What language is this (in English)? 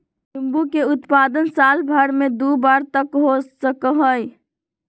Magahi